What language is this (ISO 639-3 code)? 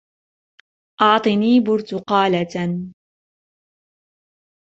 ara